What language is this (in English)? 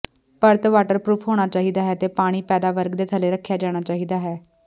Punjabi